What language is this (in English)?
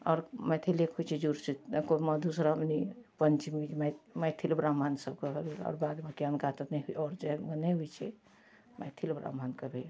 Maithili